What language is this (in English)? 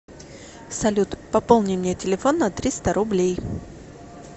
Russian